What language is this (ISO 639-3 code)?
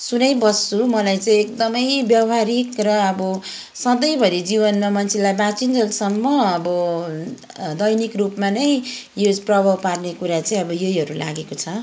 nep